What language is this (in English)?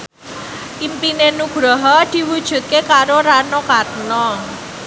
Javanese